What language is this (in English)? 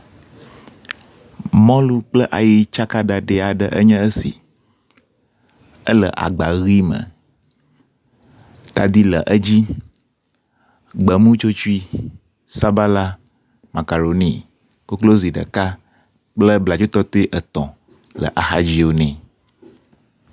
Ewe